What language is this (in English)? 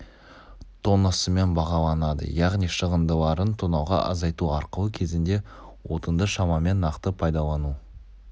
Kazakh